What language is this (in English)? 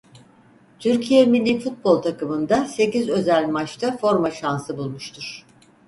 Turkish